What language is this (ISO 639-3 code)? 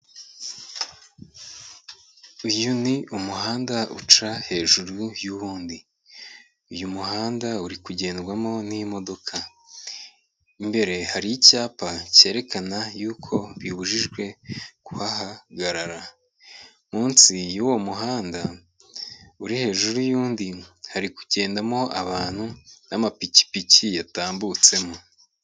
kin